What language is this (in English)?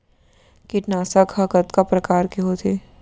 Chhattisgarhi